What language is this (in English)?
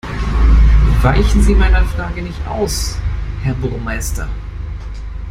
German